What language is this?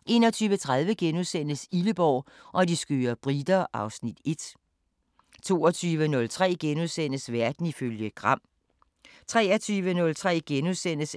Danish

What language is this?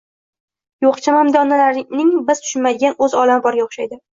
Uzbek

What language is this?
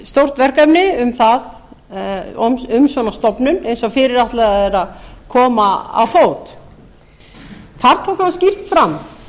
Icelandic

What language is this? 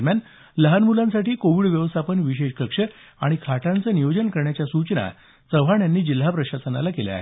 Marathi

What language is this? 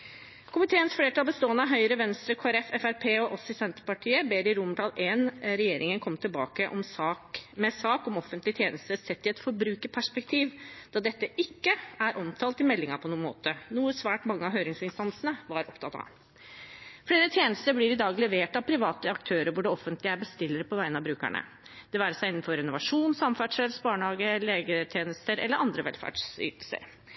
Norwegian Bokmål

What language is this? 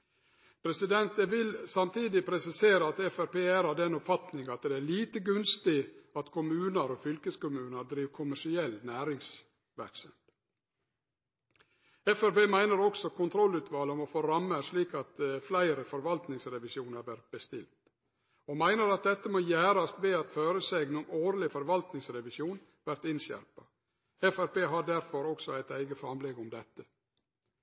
Norwegian Nynorsk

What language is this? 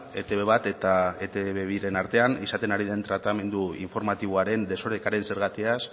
Basque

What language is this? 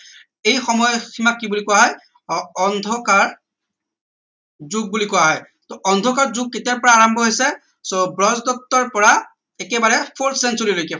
Assamese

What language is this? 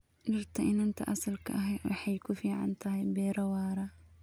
Somali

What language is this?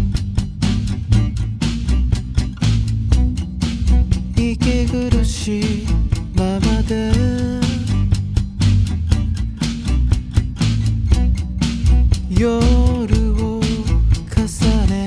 Korean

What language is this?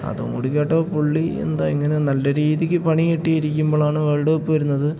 Malayalam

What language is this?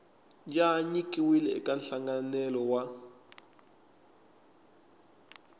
Tsonga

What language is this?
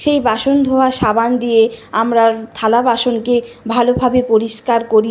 Bangla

